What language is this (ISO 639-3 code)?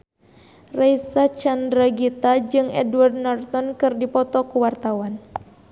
sun